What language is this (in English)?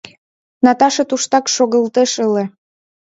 Mari